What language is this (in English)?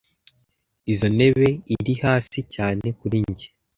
Kinyarwanda